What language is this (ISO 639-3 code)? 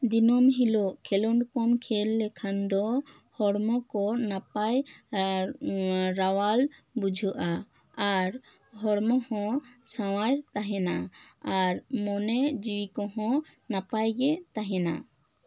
sat